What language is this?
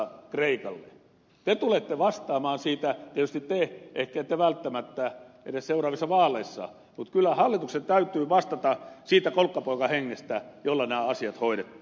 Finnish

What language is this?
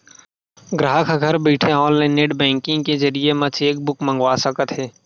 Chhattisgarhi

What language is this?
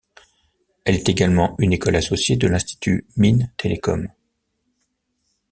French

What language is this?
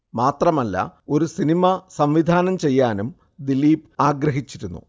Malayalam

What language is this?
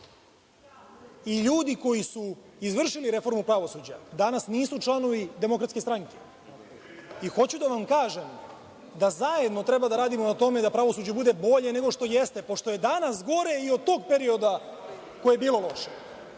Serbian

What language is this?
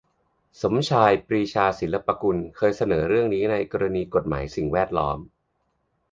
Thai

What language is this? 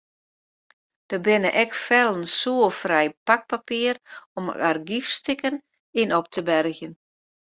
Western Frisian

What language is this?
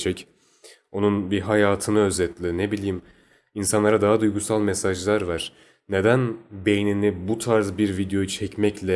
Turkish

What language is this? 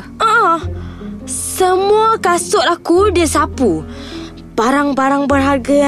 Malay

